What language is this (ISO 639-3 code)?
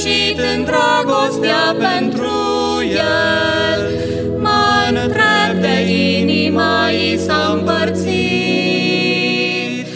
ron